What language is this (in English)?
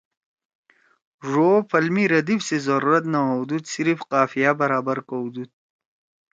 Torwali